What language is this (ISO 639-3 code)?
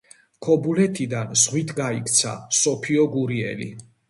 kat